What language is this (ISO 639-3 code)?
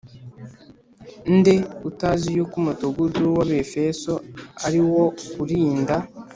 kin